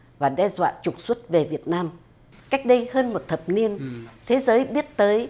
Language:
Vietnamese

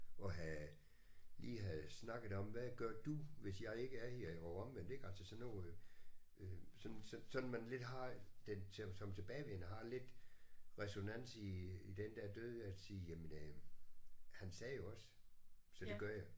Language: Danish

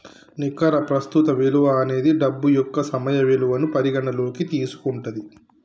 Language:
Telugu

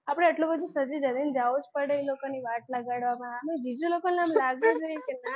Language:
Gujarati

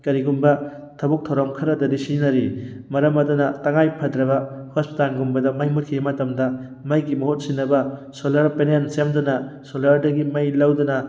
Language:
Manipuri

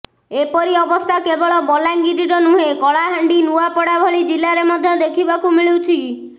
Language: Odia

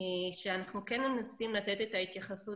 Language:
Hebrew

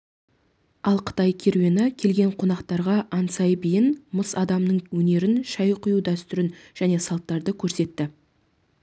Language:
Kazakh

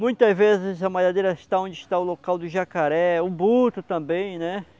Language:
Portuguese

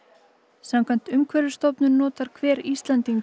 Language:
Icelandic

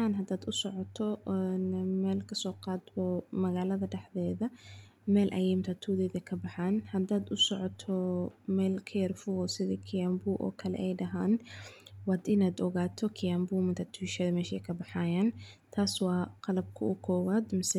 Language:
Somali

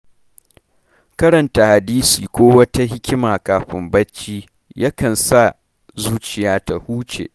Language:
Hausa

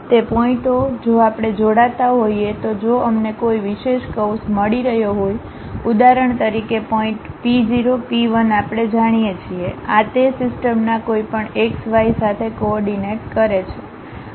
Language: Gujarati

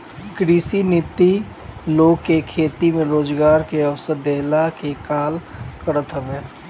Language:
Bhojpuri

